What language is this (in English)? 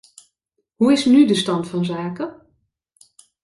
Dutch